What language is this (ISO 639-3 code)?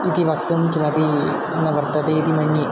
san